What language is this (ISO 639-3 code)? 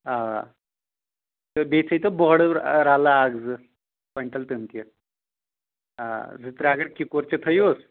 kas